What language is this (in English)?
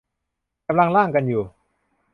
Thai